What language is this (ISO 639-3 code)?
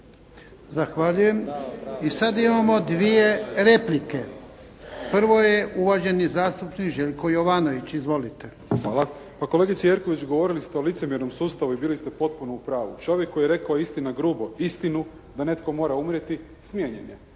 hrv